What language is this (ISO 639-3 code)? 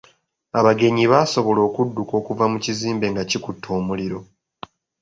lug